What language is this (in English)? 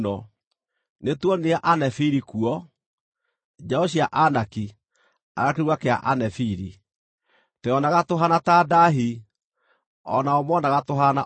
Kikuyu